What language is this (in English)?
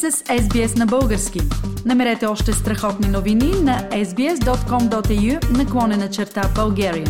Bulgarian